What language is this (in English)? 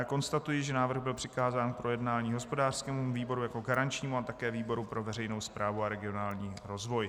Czech